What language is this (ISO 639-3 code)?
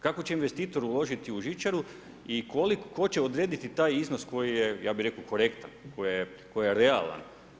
hrv